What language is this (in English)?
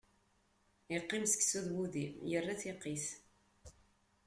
Kabyle